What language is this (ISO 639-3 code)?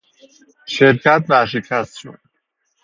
fas